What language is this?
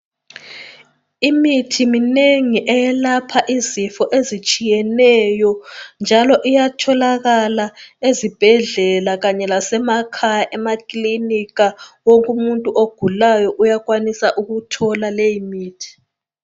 North Ndebele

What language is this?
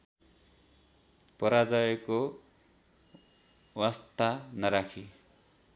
Nepali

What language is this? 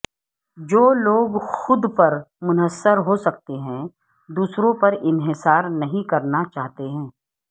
Urdu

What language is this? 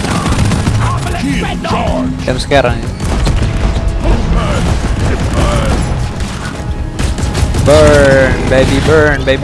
Indonesian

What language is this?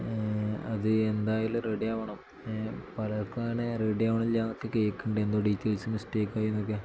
Malayalam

